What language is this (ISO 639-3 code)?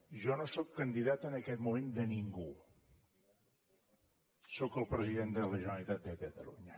cat